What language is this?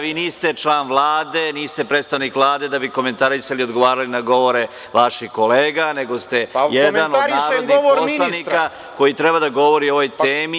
Serbian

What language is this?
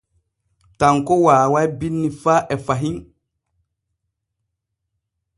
Borgu Fulfulde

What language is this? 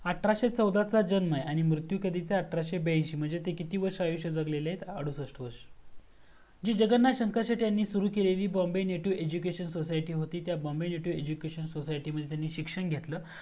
Marathi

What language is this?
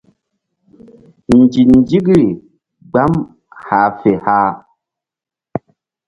Mbum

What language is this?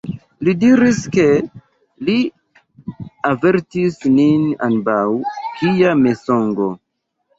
Esperanto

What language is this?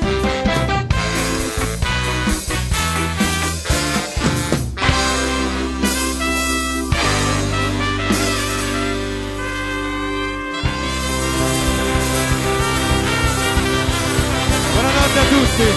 Italian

